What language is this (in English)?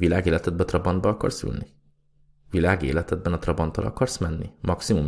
Hungarian